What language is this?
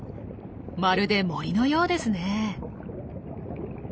Japanese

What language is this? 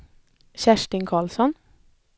Swedish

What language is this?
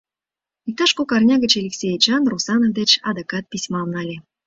Mari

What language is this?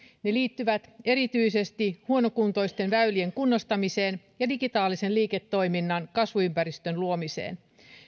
Finnish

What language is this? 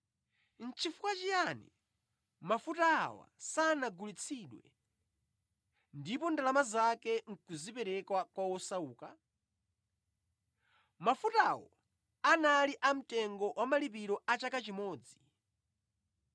Nyanja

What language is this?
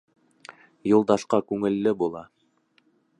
Bashkir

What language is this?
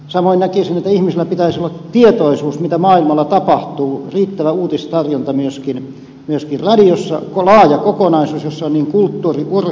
Finnish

